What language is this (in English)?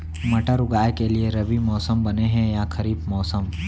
Chhattisgarhi